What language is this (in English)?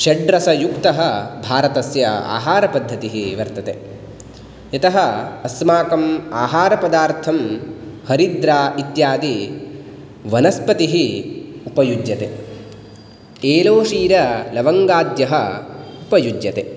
Sanskrit